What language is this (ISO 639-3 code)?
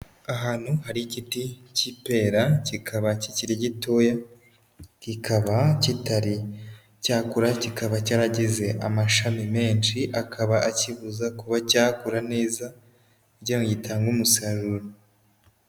kin